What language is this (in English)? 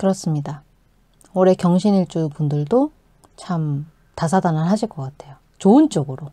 Korean